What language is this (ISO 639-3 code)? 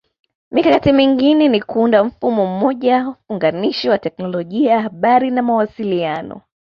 swa